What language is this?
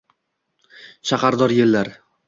Uzbek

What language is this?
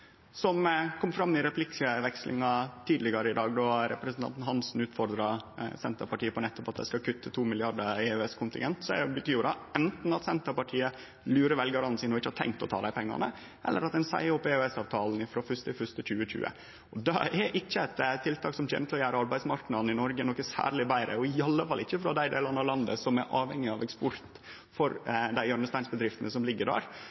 Norwegian Nynorsk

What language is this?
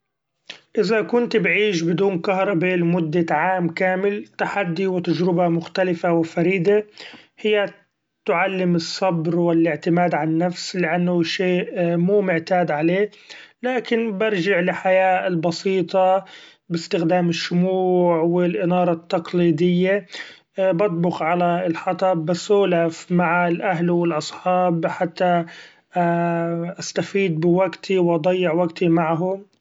Gulf Arabic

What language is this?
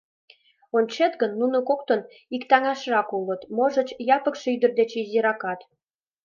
Mari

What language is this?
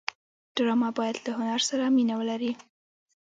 Pashto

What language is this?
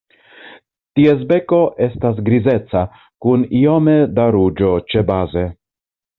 Esperanto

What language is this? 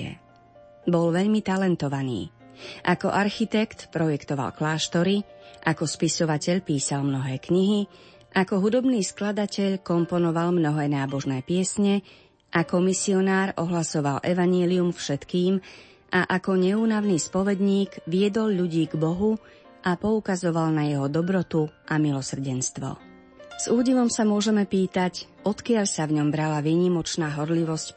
Slovak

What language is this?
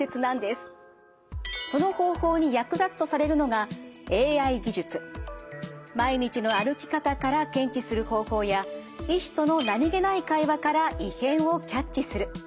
Japanese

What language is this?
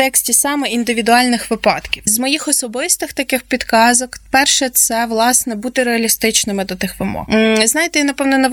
Ukrainian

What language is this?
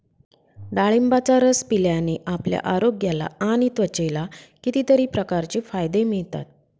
Marathi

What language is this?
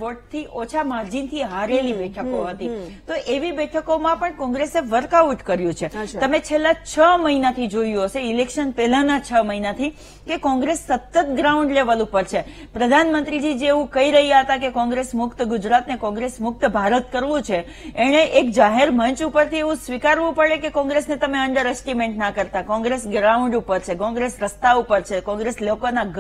Hindi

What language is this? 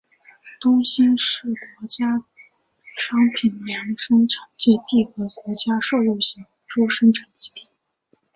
Chinese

